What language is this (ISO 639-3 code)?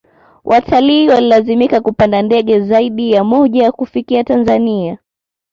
swa